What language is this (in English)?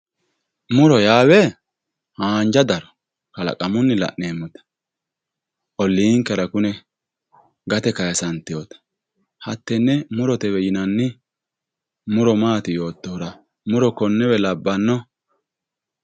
Sidamo